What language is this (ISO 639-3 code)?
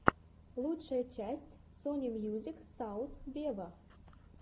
rus